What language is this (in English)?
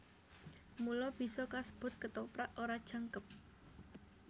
Javanese